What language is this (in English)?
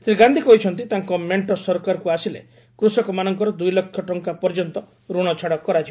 Odia